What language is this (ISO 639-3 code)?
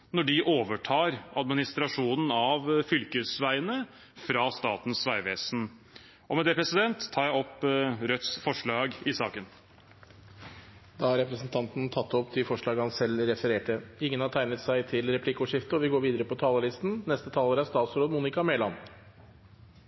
nob